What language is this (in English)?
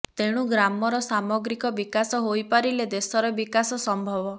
Odia